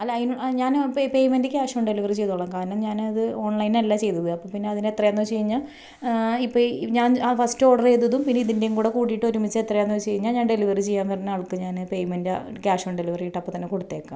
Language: Malayalam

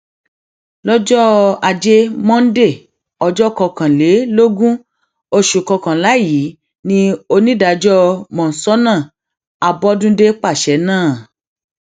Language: Yoruba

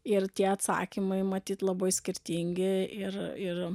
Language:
Lithuanian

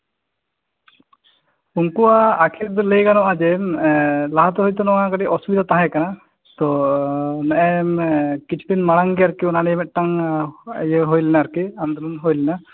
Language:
Santali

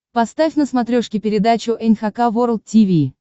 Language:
Russian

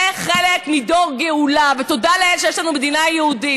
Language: Hebrew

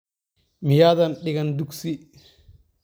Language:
Somali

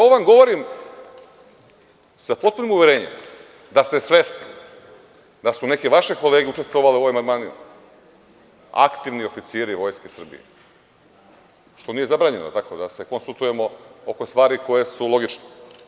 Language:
Serbian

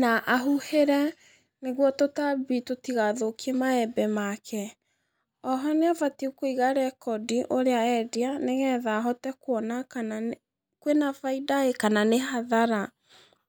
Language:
Kikuyu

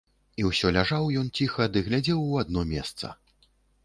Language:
Belarusian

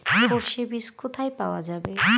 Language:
Bangla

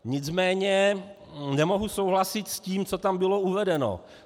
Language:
Czech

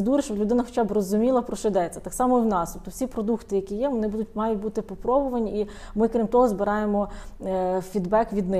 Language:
Ukrainian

